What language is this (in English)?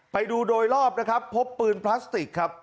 Thai